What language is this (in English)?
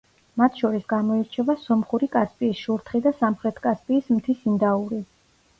Georgian